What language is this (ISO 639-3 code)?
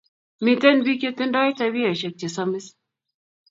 kln